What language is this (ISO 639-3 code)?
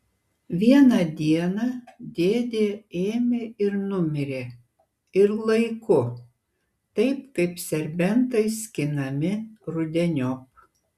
lit